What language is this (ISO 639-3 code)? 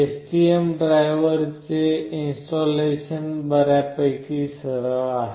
mar